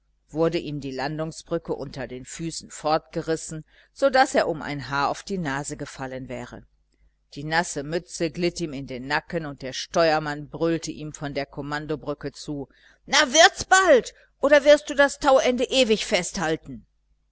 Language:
German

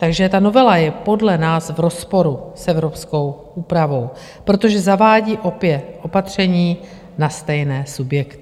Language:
Czech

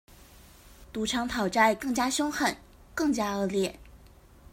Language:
Chinese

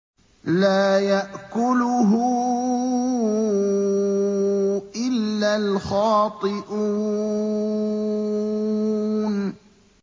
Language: Arabic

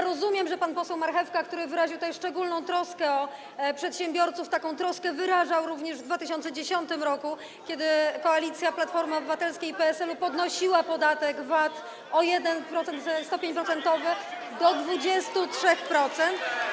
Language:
Polish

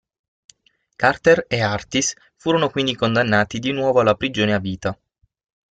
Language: Italian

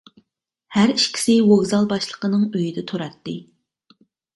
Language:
Uyghur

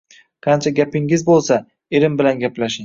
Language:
Uzbek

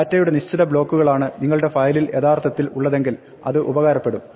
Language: Malayalam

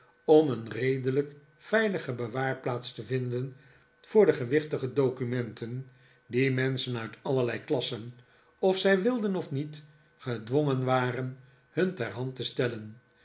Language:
Dutch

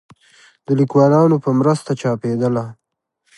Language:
Pashto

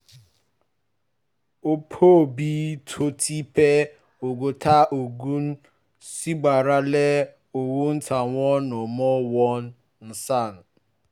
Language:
Yoruba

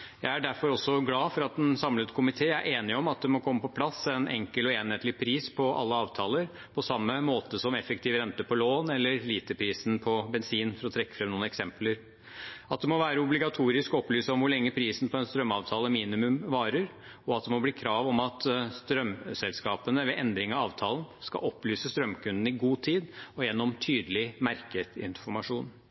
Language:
Norwegian Bokmål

